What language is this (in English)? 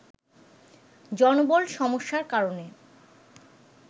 Bangla